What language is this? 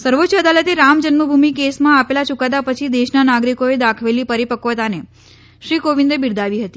Gujarati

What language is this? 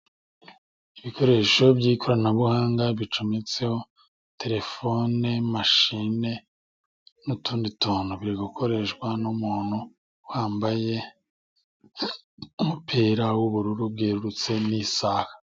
Kinyarwanda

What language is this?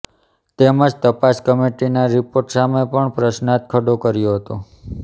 Gujarati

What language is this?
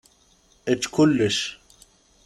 Kabyle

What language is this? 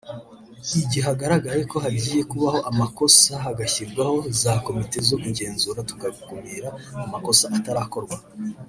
Kinyarwanda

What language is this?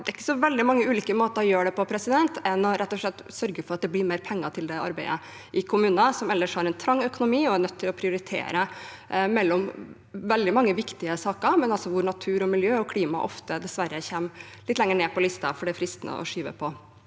Norwegian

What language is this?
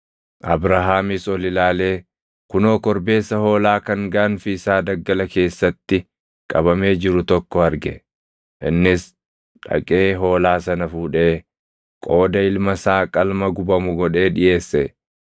Oromo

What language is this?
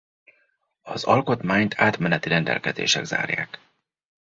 Hungarian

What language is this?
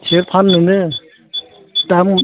Bodo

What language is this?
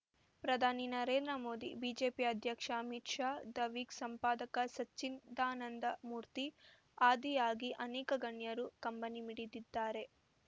Kannada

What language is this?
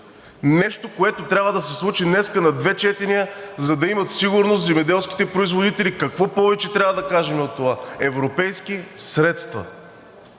Bulgarian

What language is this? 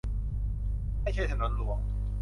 Thai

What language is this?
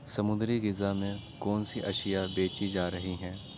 Urdu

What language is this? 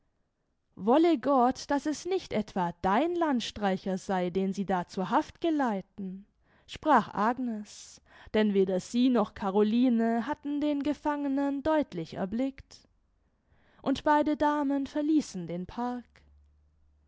German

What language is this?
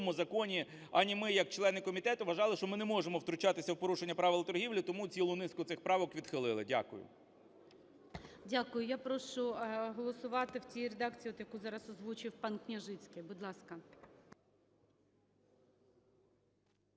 Ukrainian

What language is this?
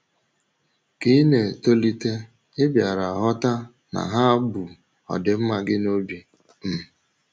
Igbo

